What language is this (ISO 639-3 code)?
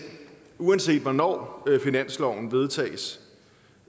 dan